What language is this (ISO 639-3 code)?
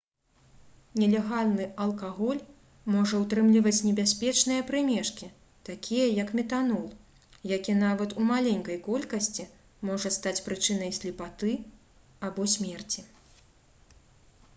bel